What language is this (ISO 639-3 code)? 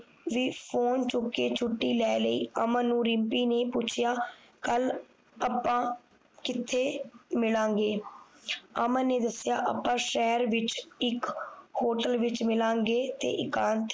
pan